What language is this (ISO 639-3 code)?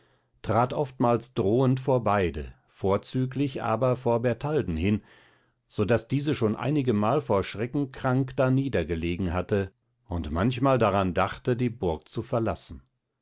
deu